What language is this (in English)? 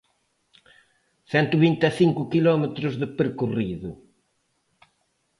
Galician